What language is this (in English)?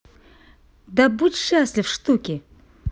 Russian